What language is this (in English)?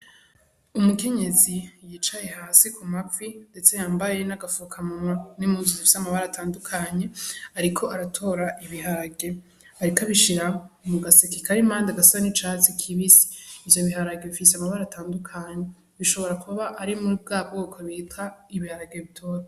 Rundi